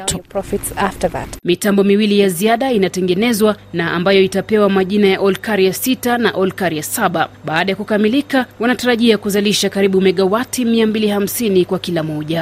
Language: Swahili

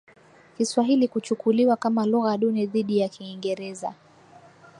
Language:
Swahili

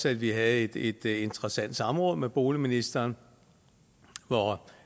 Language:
Danish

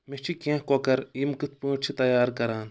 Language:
Kashmiri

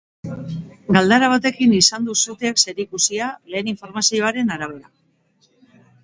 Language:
Basque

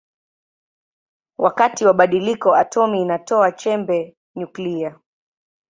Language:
Swahili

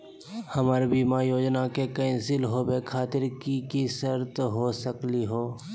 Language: Magahi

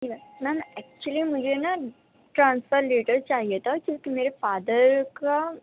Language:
Urdu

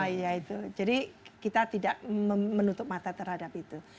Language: Indonesian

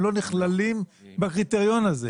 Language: Hebrew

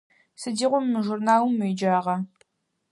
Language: Adyghe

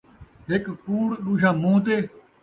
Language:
Saraiki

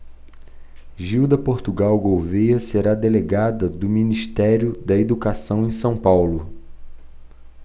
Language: Portuguese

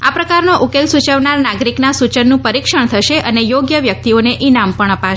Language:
Gujarati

